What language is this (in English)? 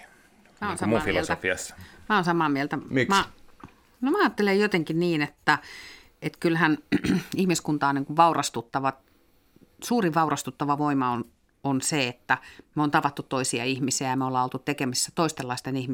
Finnish